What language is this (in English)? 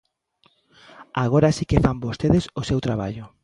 Galician